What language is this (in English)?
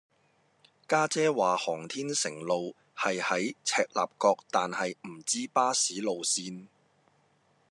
Cantonese